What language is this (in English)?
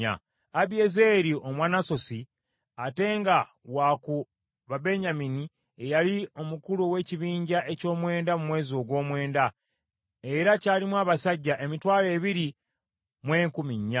Ganda